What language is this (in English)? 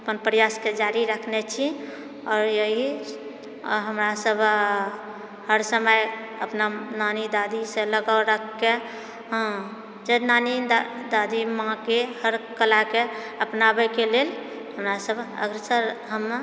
Maithili